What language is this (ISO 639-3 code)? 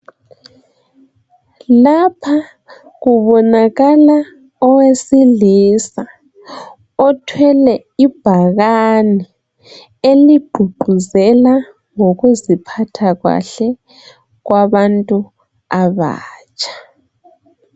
nde